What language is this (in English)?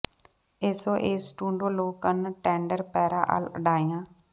Punjabi